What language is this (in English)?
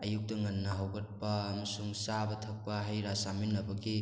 Manipuri